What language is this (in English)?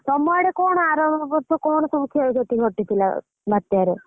Odia